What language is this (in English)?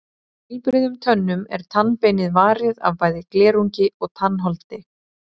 Icelandic